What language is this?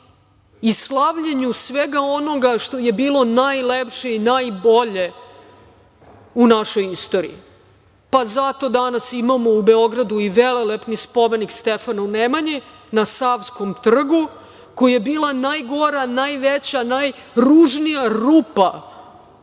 Serbian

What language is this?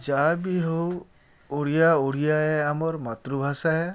Odia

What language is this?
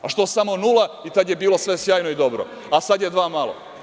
Serbian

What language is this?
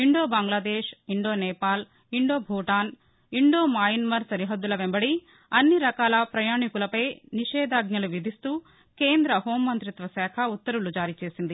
Telugu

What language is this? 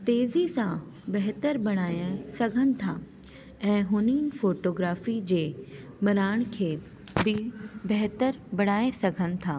Sindhi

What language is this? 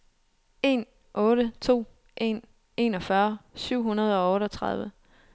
Danish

